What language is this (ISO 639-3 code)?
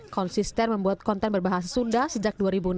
ind